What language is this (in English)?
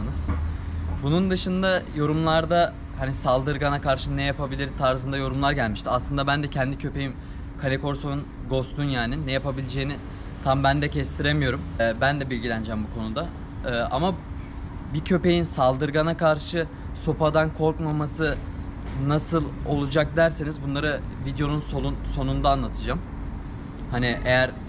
Turkish